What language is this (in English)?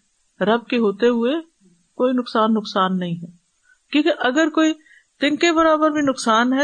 Urdu